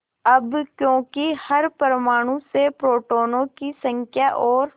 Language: Hindi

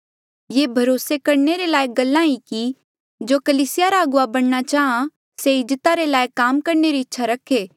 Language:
Mandeali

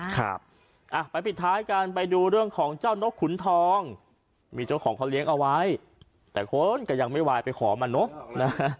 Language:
Thai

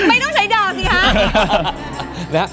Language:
Thai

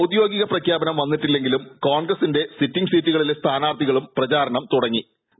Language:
Malayalam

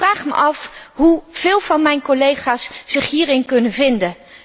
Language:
Dutch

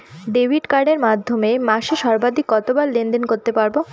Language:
Bangla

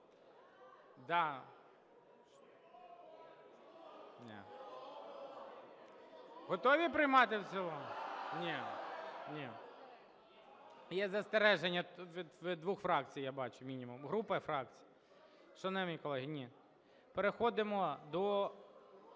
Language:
Ukrainian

